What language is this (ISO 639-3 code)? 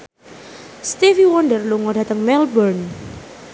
jav